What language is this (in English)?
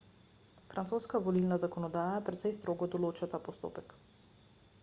Slovenian